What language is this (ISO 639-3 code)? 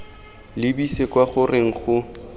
tsn